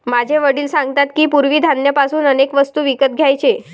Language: Marathi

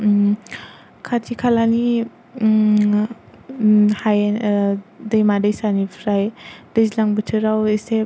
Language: Bodo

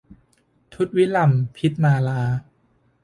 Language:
Thai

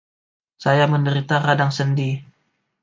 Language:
Indonesian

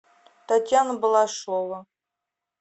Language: Russian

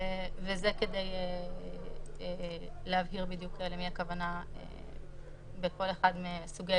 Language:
Hebrew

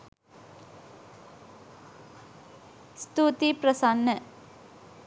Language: Sinhala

